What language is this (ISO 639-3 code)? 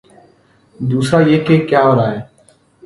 urd